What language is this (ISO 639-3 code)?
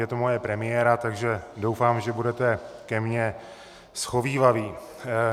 ces